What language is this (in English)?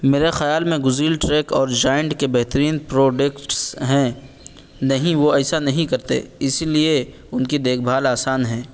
Urdu